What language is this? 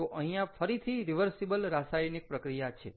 Gujarati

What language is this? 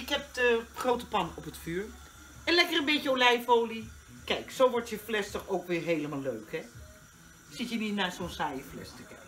Dutch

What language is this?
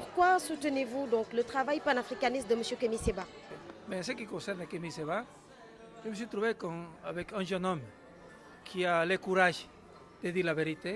French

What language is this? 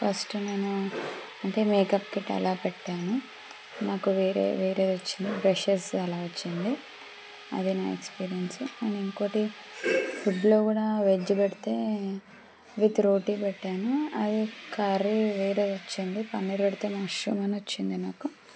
Telugu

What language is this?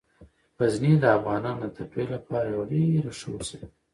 Pashto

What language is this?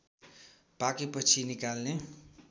Nepali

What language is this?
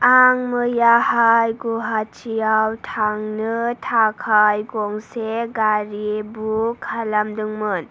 Bodo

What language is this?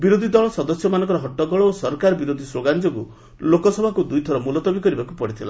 Odia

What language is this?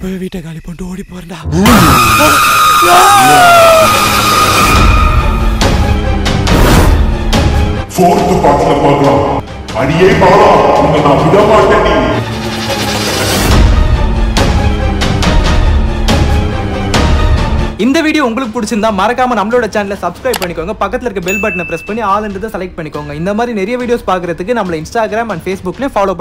Tamil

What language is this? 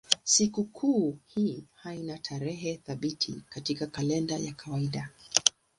Swahili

